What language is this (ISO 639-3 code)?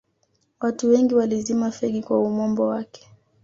swa